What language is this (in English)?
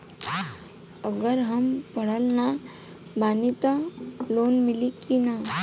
Bhojpuri